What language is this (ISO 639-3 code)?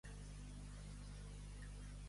cat